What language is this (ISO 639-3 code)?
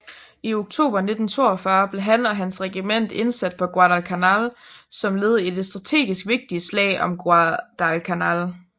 dan